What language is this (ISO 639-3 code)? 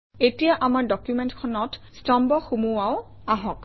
asm